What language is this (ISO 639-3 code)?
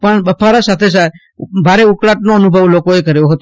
guj